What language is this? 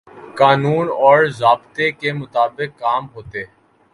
Urdu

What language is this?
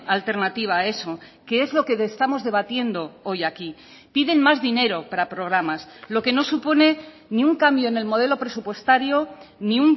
Spanish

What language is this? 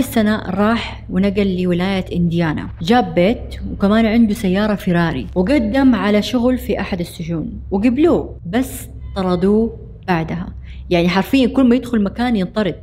Arabic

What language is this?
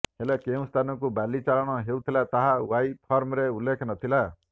Odia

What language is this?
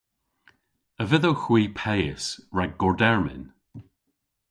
Cornish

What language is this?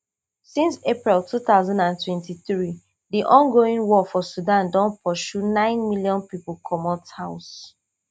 Nigerian Pidgin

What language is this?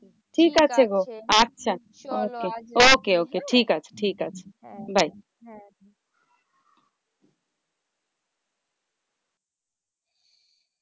Bangla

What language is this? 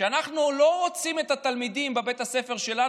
Hebrew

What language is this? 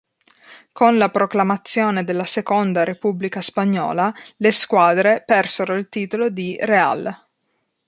Italian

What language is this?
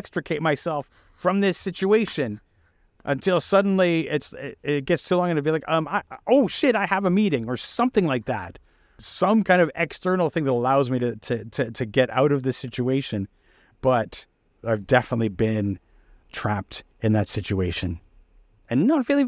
English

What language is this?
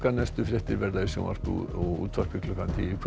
Icelandic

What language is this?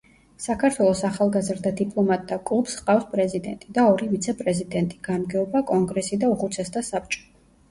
Georgian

